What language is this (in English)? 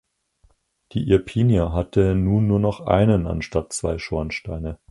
German